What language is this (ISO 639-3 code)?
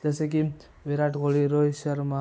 mar